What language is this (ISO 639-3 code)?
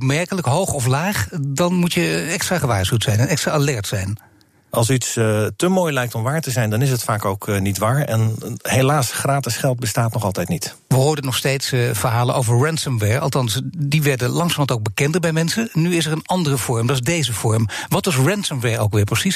nld